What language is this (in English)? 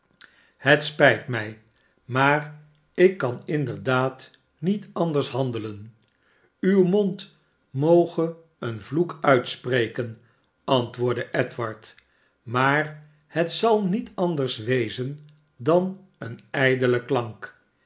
Dutch